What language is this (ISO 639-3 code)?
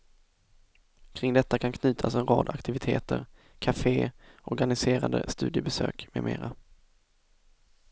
swe